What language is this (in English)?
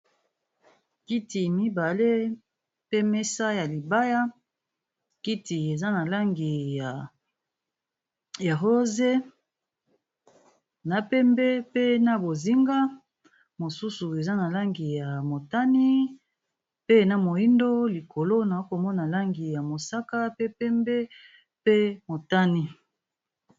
Lingala